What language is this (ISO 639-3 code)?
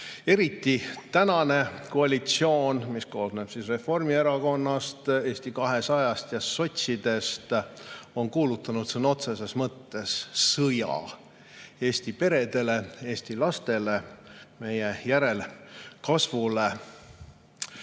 est